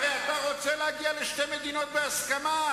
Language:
Hebrew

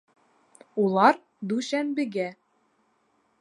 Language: Bashkir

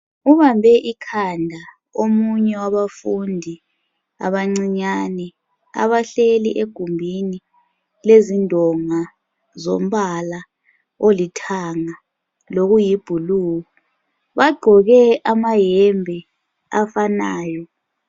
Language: North Ndebele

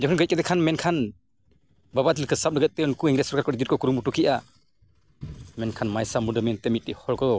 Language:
Santali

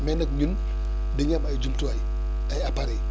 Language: Wolof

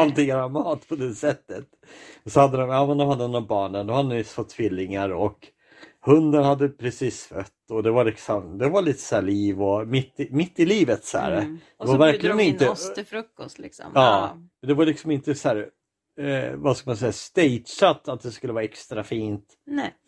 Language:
Swedish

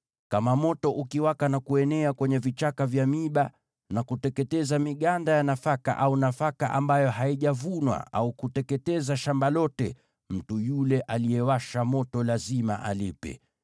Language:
Swahili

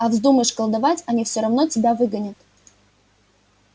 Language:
Russian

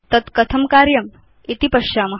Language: Sanskrit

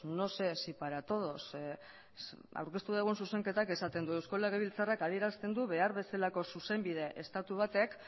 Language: Basque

